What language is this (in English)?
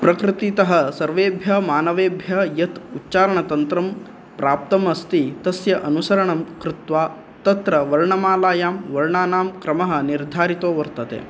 Sanskrit